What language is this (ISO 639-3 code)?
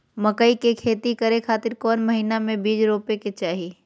mag